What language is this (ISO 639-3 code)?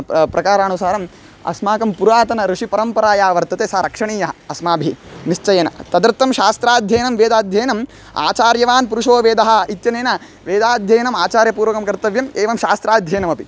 san